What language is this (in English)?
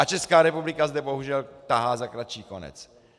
Czech